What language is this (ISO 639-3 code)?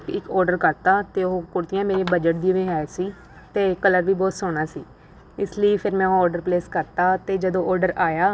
pan